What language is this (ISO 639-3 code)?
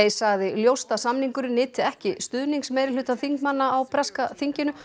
isl